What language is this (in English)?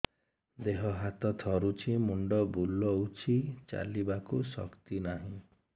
Odia